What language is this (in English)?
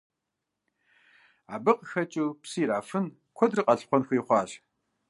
Kabardian